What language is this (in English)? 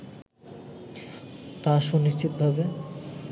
Bangla